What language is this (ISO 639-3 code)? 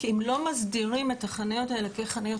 heb